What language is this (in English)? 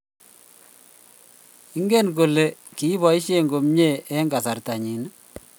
Kalenjin